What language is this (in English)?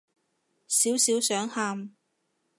Cantonese